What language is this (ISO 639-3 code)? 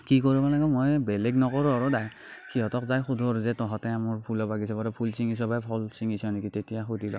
asm